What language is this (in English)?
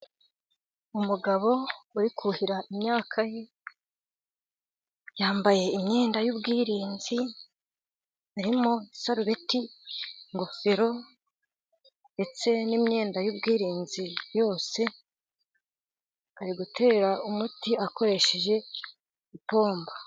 Kinyarwanda